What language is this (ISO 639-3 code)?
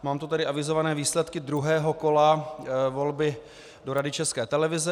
ces